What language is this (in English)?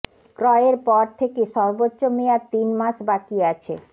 Bangla